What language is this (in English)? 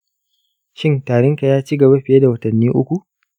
Hausa